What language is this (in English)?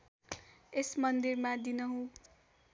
Nepali